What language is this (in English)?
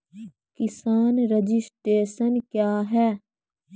Maithili